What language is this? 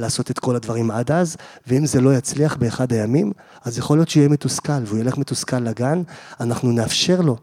Hebrew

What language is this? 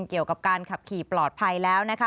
Thai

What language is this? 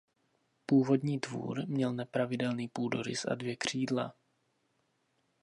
Czech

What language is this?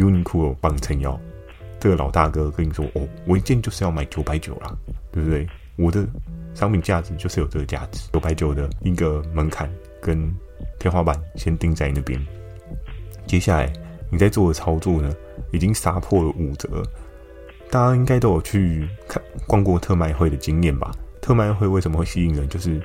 Chinese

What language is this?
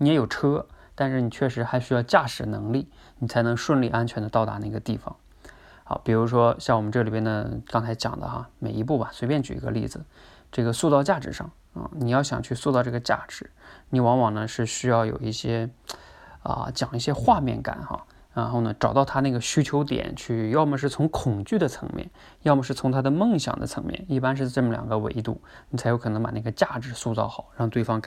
Chinese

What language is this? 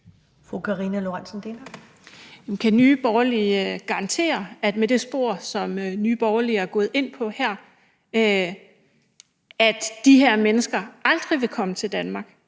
Danish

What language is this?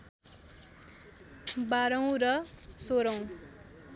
Nepali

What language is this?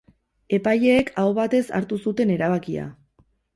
Basque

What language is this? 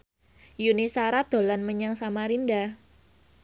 Javanese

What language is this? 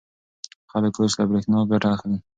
Pashto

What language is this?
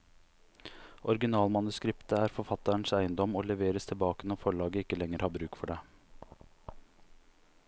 Norwegian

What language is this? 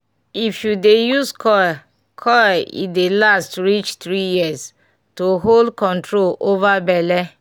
Nigerian Pidgin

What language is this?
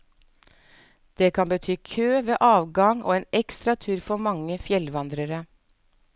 Norwegian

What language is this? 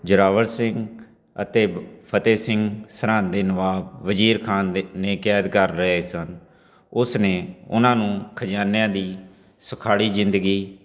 Punjabi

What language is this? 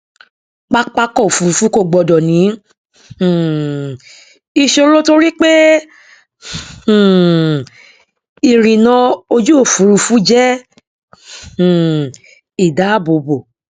Yoruba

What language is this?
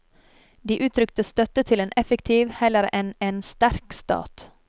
Norwegian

